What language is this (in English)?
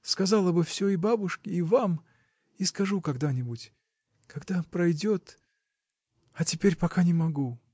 Russian